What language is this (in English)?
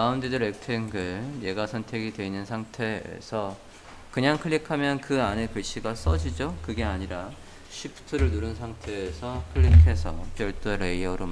Korean